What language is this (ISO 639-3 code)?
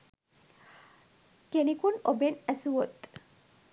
sin